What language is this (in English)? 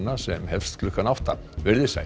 Icelandic